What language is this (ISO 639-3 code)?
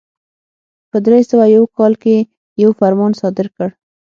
pus